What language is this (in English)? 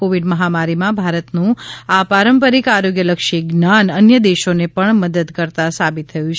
Gujarati